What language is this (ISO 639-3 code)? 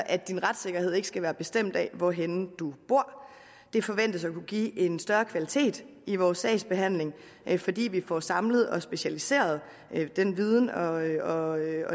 dan